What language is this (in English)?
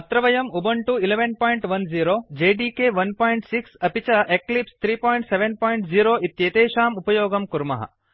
Sanskrit